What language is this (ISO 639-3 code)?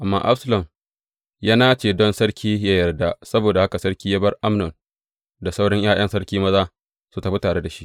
hau